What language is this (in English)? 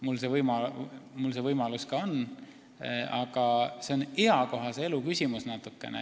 Estonian